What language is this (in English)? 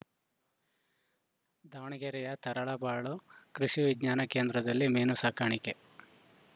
Kannada